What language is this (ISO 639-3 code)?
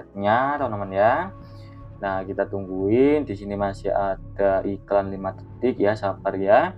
ind